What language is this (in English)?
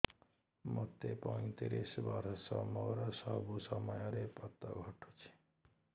Odia